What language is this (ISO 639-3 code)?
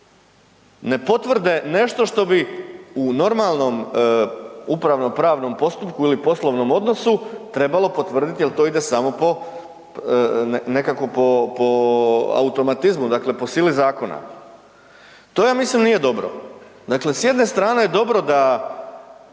hrv